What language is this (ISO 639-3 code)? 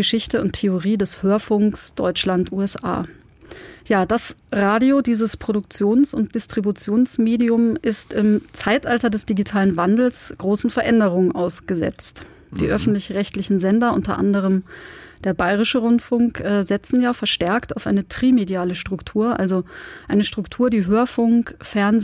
deu